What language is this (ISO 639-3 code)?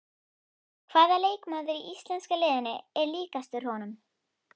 isl